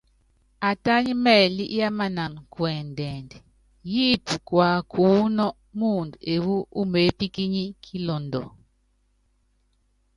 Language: Yangben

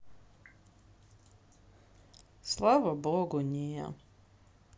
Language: Russian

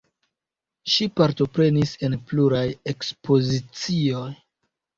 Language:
Esperanto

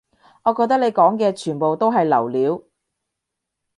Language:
Cantonese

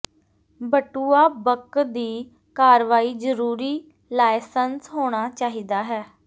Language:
Punjabi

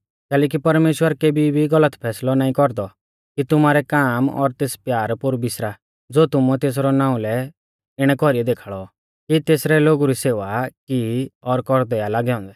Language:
Mahasu Pahari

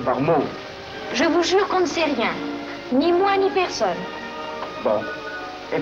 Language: French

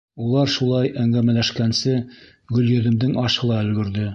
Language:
Bashkir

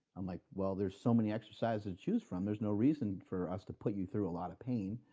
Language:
English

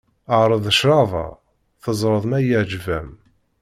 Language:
Kabyle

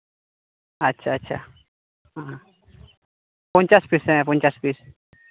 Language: Santali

